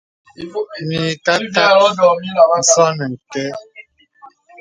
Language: Bebele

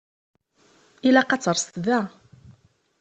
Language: Kabyle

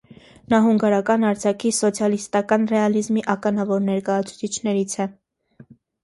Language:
Armenian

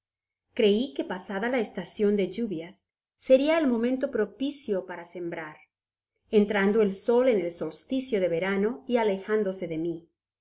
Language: Spanish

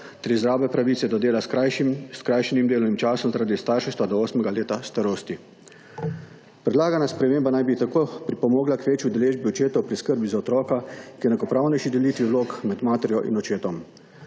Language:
Slovenian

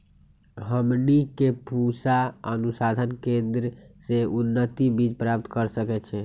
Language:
Magahi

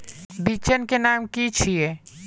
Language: Magahi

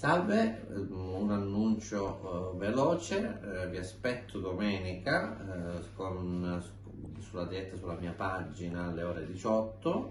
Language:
Italian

